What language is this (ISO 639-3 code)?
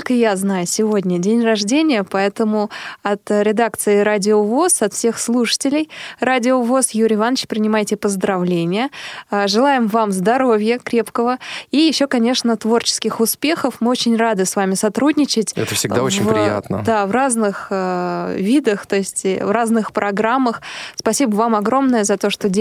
rus